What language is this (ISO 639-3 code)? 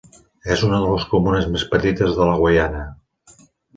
cat